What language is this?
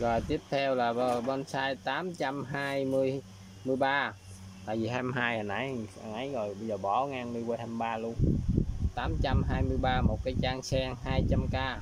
Vietnamese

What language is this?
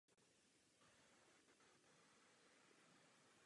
Czech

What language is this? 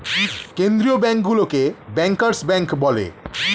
Bangla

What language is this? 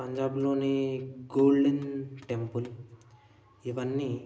Telugu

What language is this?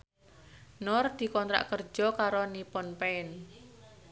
Javanese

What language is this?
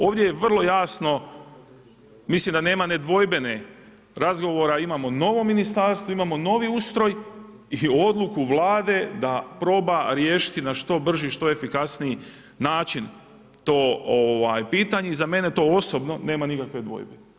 Croatian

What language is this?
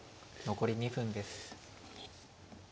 Japanese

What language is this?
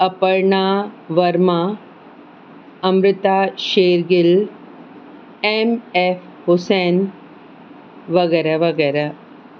Sindhi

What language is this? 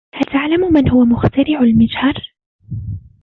Arabic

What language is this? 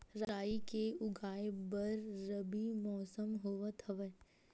Chhattisgarhi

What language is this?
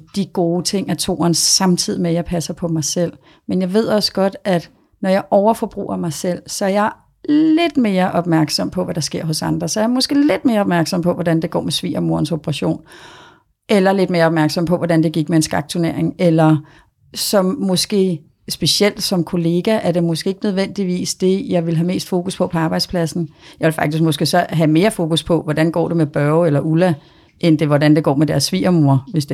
Danish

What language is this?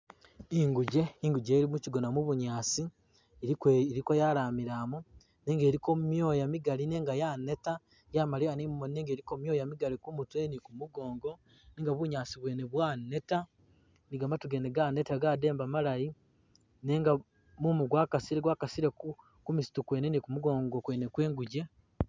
Masaaba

